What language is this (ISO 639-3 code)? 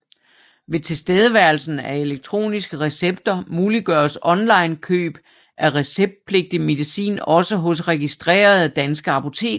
dan